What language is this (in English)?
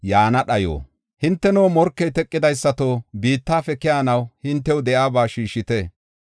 Gofa